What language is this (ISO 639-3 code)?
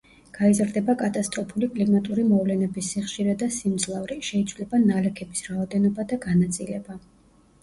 kat